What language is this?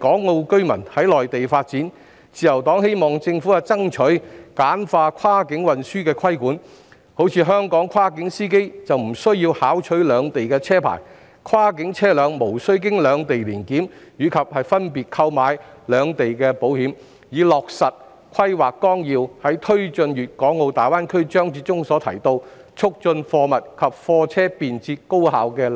Cantonese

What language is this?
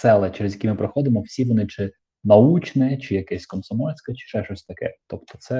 Ukrainian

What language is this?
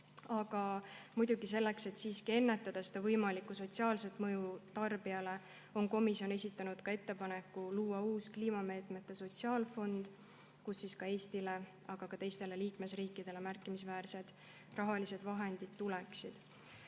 Estonian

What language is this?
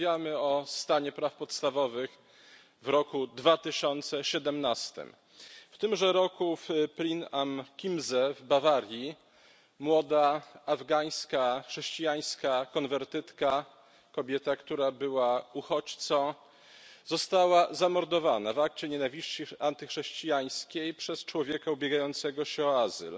Polish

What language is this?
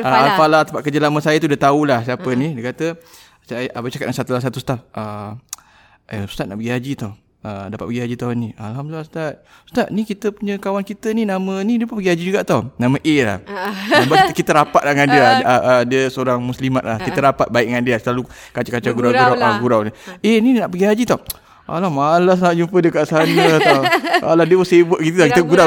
Malay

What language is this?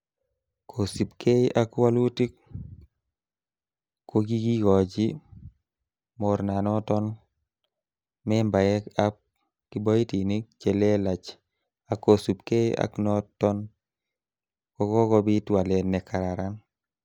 Kalenjin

